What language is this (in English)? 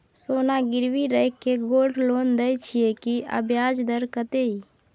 Maithili